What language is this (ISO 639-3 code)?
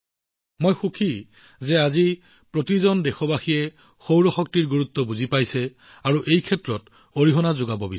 asm